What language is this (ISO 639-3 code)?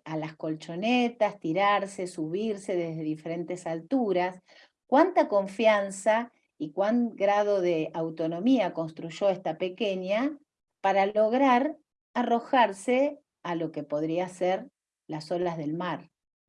spa